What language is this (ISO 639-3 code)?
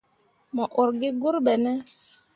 mua